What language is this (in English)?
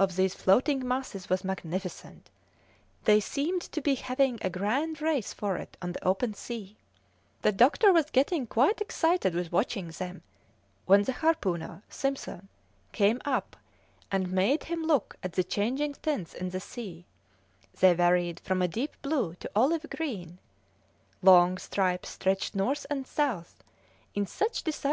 English